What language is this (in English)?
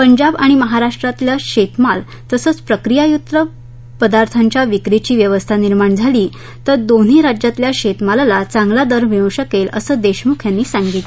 Marathi